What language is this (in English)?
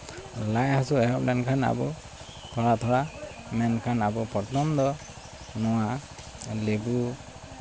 Santali